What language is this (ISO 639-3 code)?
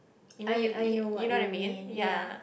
eng